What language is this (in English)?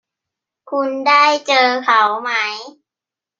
Thai